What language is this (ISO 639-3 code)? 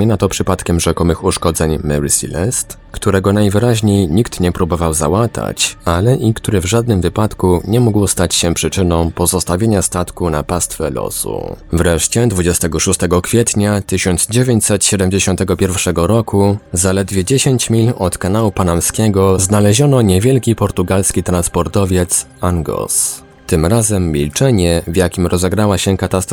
pol